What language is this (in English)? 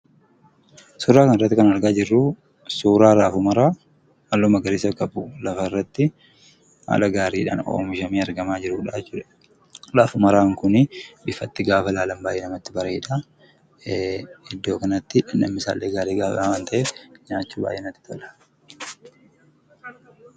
Oromo